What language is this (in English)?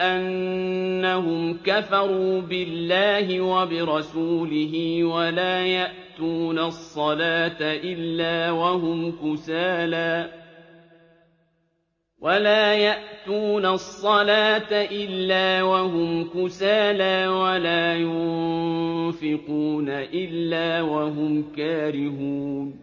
Arabic